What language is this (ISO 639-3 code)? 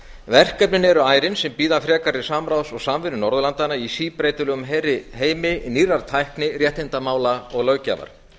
isl